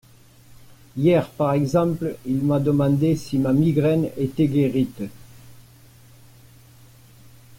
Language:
French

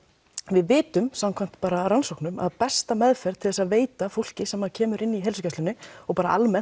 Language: Icelandic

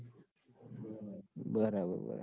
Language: Gujarati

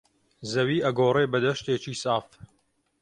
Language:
Central Kurdish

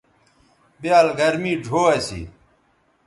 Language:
Bateri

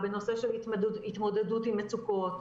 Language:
Hebrew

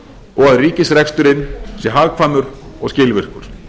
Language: Icelandic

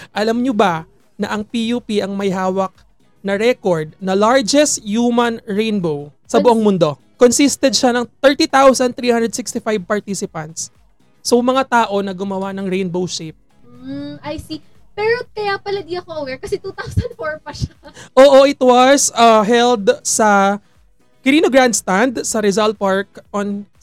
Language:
Filipino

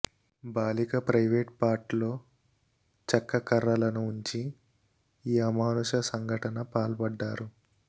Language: Telugu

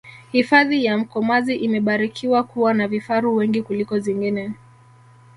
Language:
Swahili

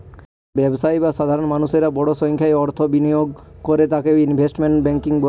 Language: Bangla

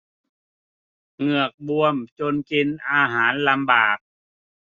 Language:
Thai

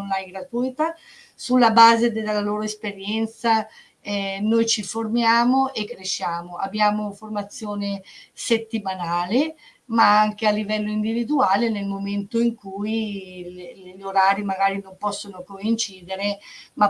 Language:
Italian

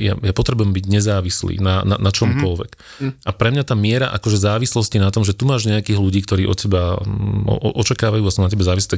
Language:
Slovak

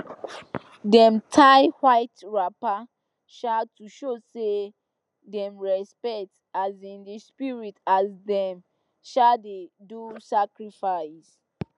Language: Nigerian Pidgin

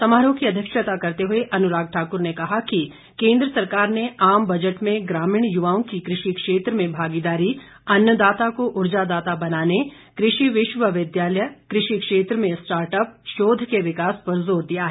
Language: Hindi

